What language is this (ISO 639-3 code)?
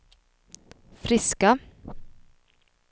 swe